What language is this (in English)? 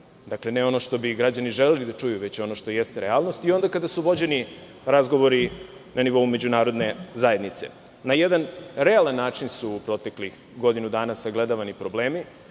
Serbian